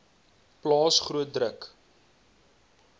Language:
Afrikaans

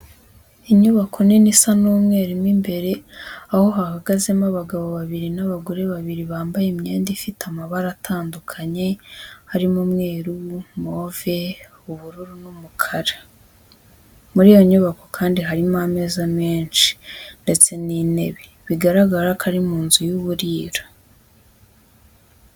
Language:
Kinyarwanda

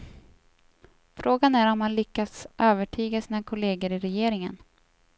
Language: Swedish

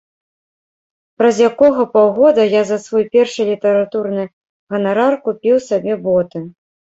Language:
Belarusian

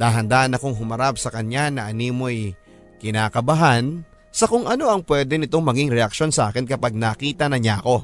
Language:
Filipino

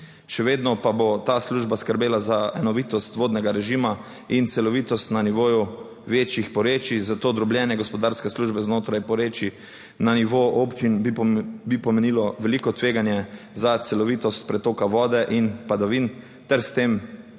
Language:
Slovenian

